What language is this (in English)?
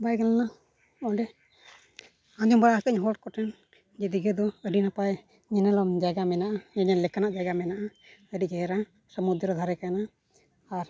Santali